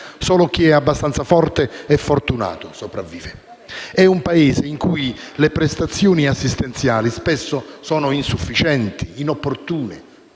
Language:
Italian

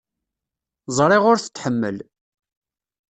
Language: Kabyle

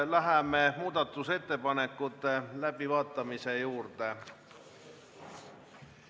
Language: Estonian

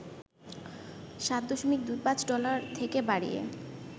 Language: Bangla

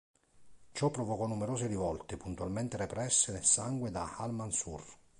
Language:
Italian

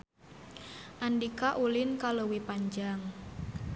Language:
Sundanese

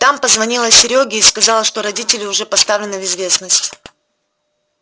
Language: Russian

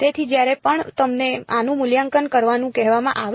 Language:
Gujarati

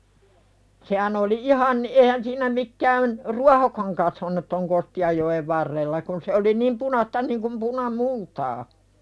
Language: Finnish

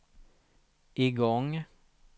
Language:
Swedish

